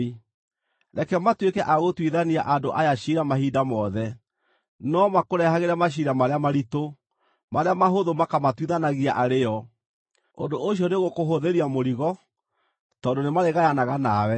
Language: Kikuyu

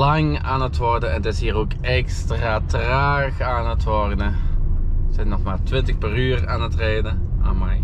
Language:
Dutch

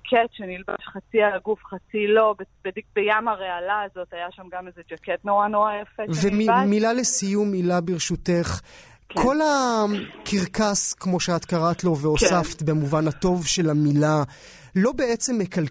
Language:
Hebrew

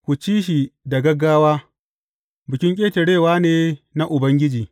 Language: Hausa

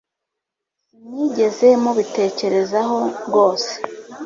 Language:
Kinyarwanda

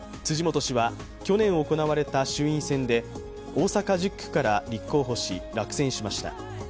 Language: Japanese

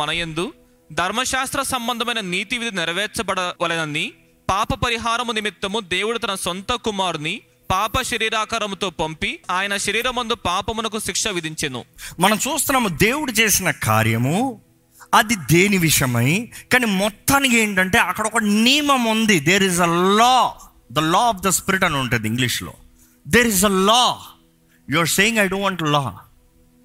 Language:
Telugu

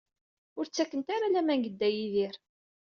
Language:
Kabyle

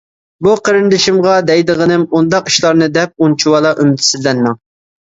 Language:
Uyghur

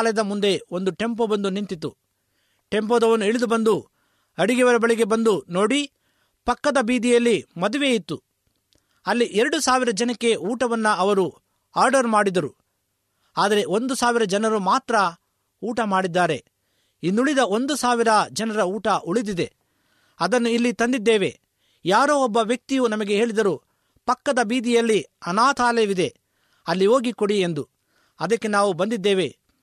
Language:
Kannada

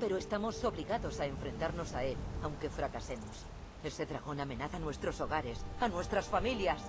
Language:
Spanish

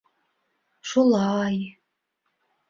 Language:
Bashkir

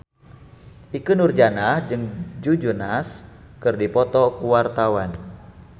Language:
Sundanese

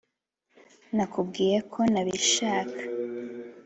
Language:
Kinyarwanda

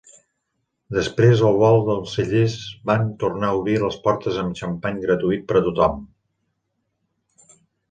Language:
Catalan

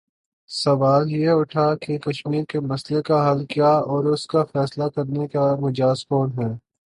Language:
Urdu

